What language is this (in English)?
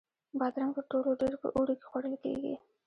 Pashto